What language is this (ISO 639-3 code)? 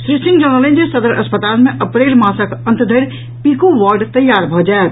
mai